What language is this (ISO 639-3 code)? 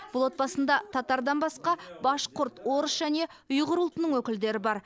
kaz